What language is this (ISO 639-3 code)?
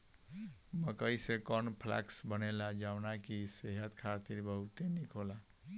bho